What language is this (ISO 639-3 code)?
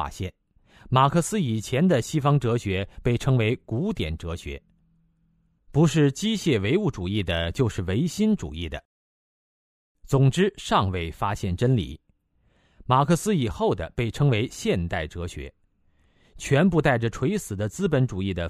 zho